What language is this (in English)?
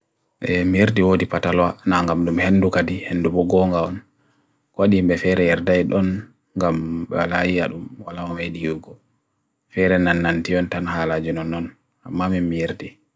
Bagirmi Fulfulde